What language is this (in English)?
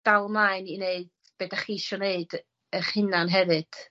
Welsh